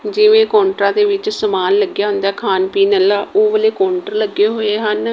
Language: Punjabi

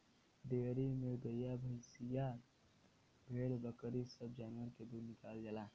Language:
Bhojpuri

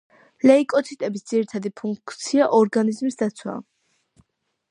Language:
Georgian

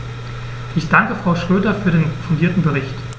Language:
German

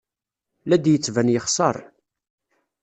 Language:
Kabyle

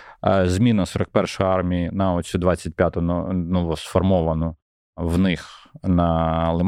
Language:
Ukrainian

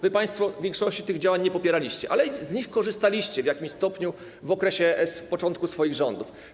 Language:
Polish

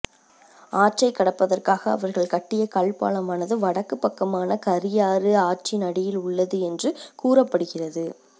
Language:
Tamil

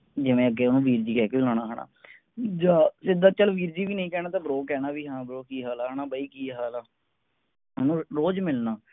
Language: Punjabi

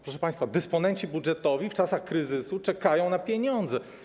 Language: Polish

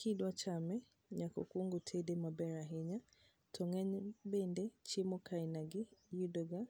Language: Luo (Kenya and Tanzania)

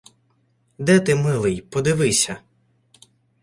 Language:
Ukrainian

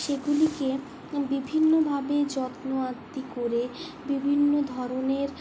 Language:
Bangla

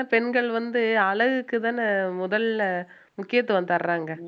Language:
Tamil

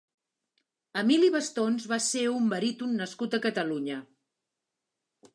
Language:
Catalan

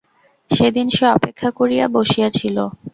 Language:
Bangla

